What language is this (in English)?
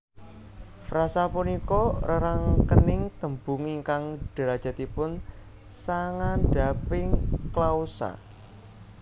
Javanese